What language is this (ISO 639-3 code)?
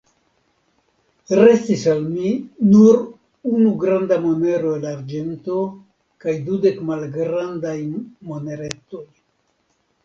epo